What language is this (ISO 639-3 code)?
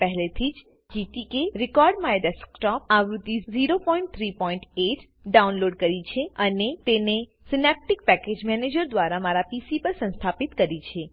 guj